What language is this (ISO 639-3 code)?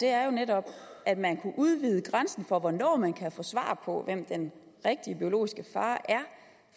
dan